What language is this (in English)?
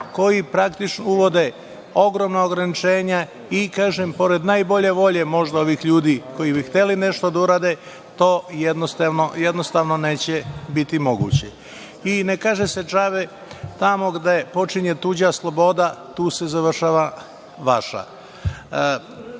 Serbian